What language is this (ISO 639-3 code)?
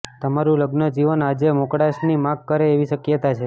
guj